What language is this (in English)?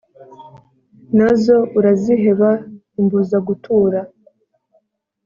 Kinyarwanda